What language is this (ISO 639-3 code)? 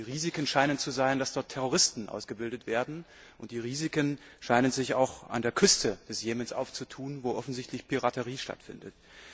deu